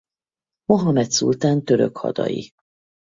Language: Hungarian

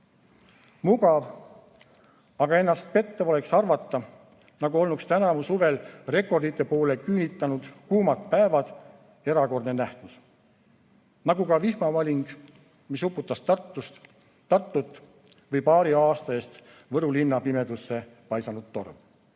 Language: Estonian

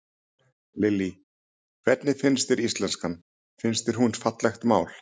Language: Icelandic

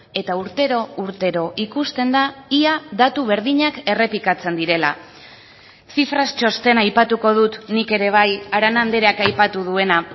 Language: Basque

